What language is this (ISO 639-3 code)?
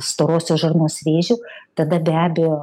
lit